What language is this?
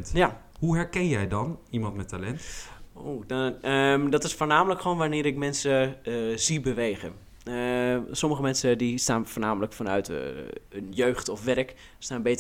Dutch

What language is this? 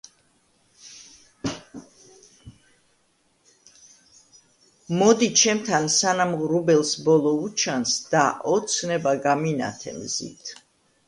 Georgian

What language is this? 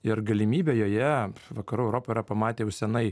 Lithuanian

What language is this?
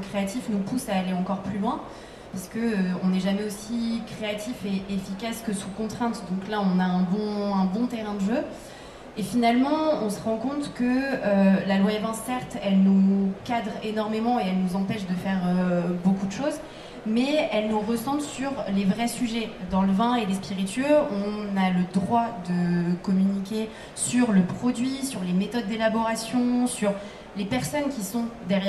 French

